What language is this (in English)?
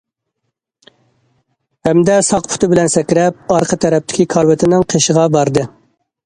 Uyghur